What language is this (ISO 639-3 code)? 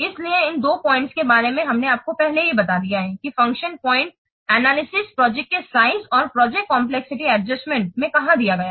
hin